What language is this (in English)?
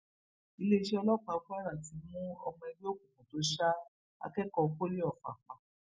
Yoruba